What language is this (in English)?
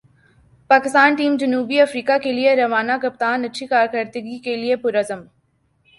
Urdu